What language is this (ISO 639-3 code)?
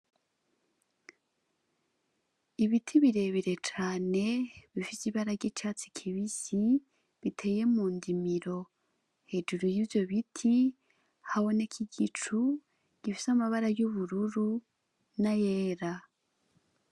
run